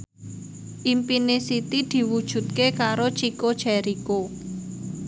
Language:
Javanese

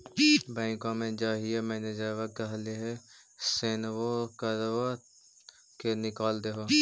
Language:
Magahi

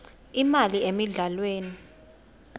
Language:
Swati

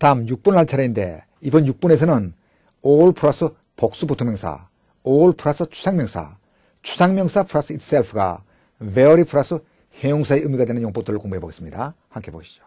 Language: Korean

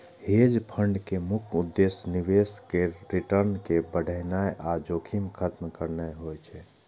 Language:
Maithili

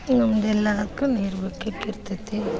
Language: Kannada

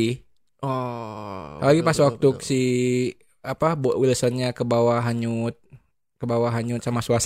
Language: Indonesian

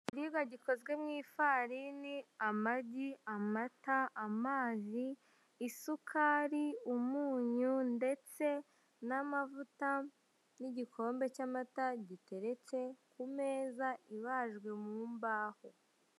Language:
Kinyarwanda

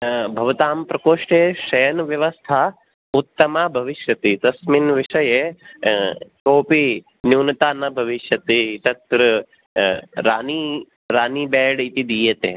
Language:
Sanskrit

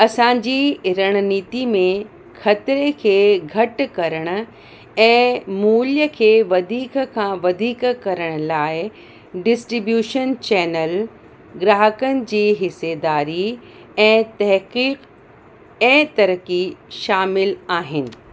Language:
Sindhi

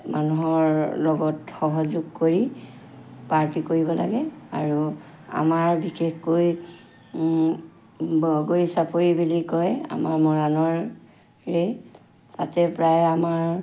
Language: Assamese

